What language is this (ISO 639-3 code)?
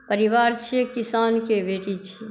mai